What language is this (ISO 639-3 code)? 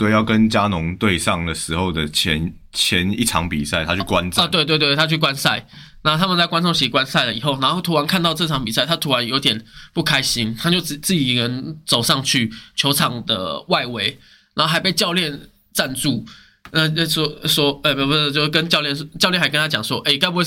zho